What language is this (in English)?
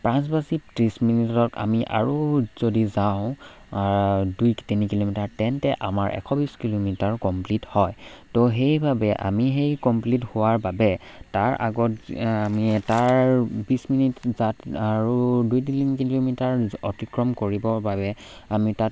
Assamese